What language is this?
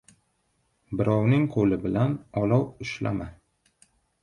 Uzbek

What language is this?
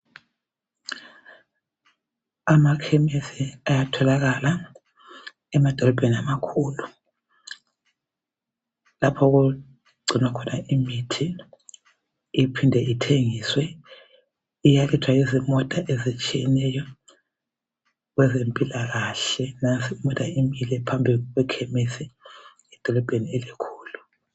North Ndebele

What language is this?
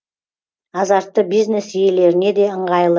Kazakh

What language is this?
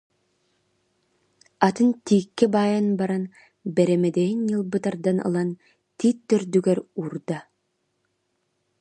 Yakut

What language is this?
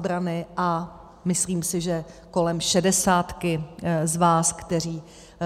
Czech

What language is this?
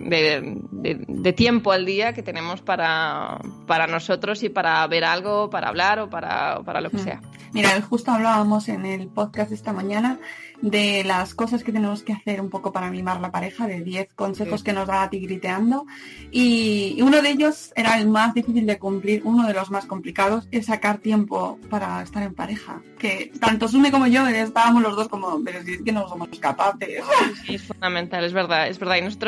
Spanish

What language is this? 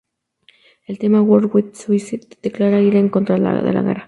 Spanish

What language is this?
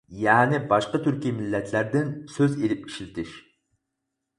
Uyghur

